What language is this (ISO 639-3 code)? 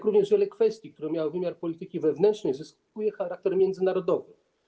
pol